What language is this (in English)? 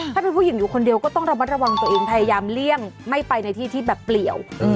Thai